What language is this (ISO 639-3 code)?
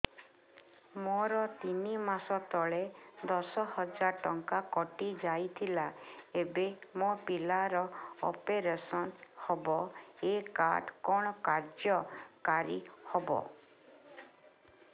ori